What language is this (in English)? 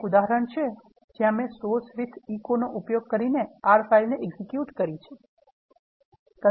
Gujarati